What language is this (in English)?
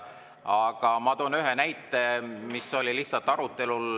Estonian